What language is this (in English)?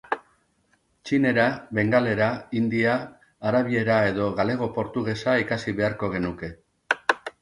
Basque